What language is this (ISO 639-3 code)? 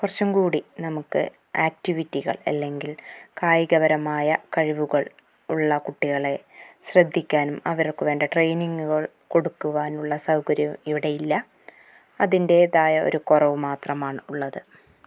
mal